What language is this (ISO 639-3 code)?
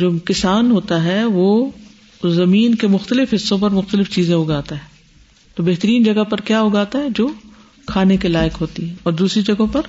urd